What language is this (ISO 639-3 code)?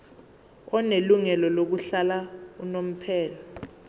zul